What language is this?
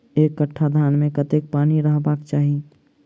Maithili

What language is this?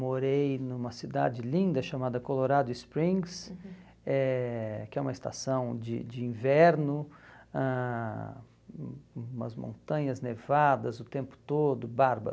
Portuguese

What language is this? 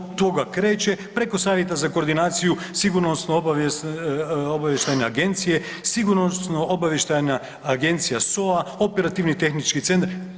Croatian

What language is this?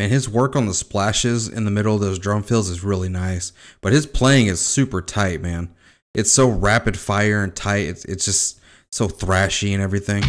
English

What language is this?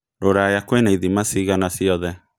Kikuyu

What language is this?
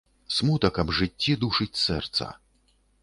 Belarusian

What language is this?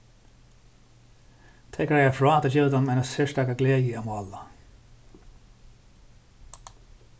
Faroese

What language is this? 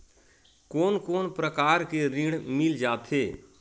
Chhattisgarhi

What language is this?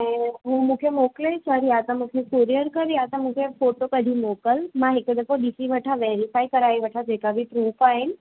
Sindhi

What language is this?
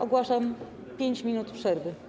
Polish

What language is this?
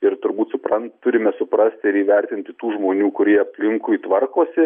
Lithuanian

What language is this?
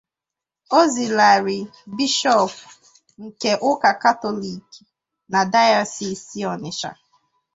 Igbo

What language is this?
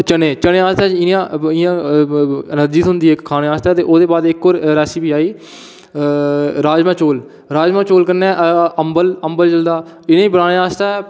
Dogri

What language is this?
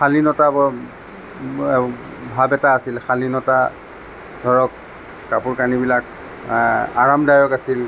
Assamese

